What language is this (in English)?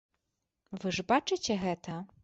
Belarusian